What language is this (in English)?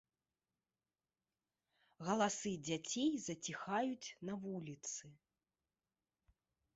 Belarusian